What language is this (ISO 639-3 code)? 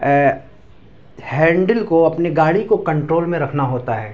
urd